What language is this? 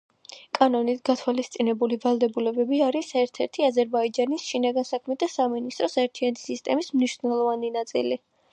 Georgian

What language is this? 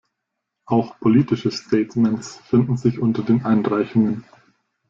German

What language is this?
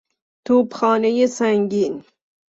Persian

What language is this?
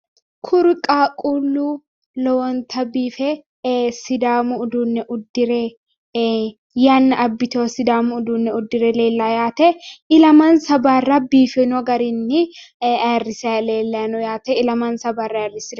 Sidamo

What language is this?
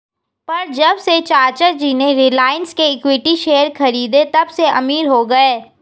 Hindi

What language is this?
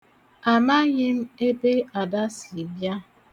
Igbo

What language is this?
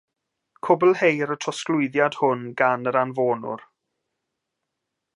Welsh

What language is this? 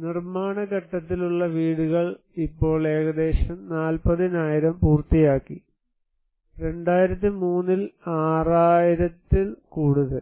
Malayalam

